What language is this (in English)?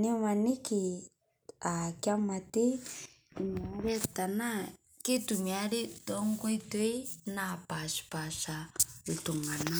Masai